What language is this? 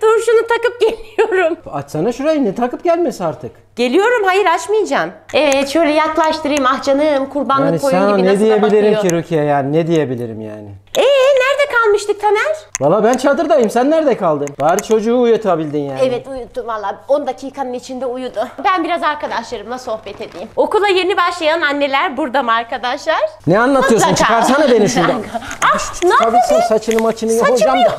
Turkish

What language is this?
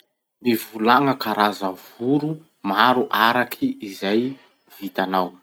Masikoro Malagasy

